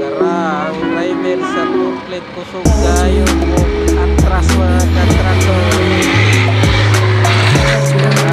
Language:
Indonesian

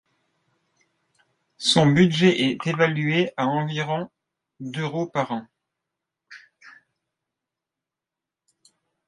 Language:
French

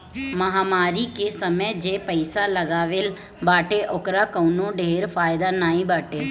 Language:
Bhojpuri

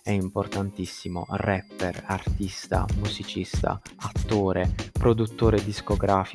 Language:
Italian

